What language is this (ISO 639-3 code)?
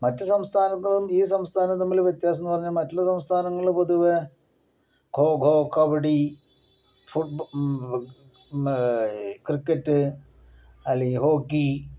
mal